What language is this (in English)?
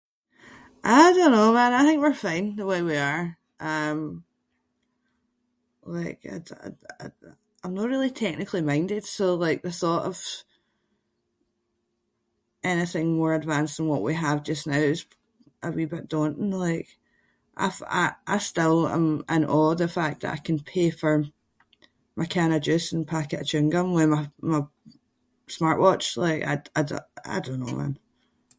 Scots